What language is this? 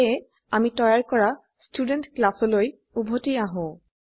Assamese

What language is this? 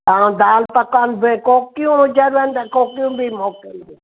Sindhi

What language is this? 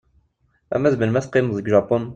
Kabyle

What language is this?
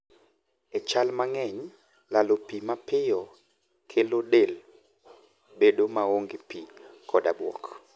Luo (Kenya and Tanzania)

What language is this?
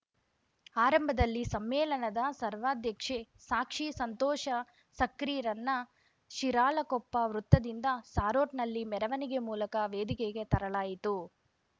Kannada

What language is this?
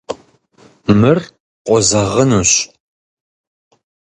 Kabardian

